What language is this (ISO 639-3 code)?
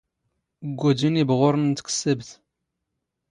zgh